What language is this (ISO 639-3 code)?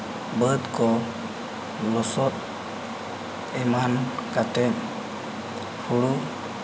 sat